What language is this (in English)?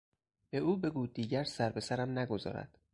Persian